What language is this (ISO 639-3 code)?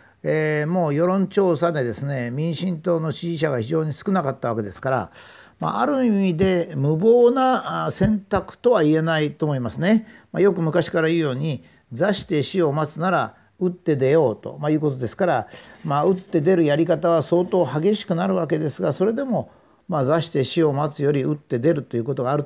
jpn